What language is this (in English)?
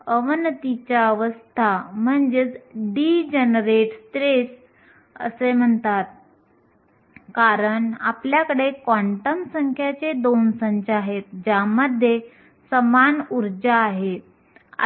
Marathi